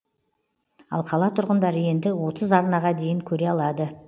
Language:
Kazakh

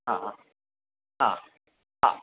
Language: Sanskrit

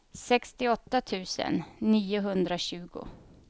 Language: Swedish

